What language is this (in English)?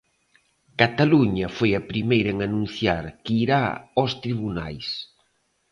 Galician